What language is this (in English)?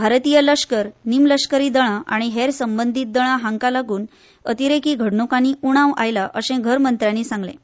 Konkani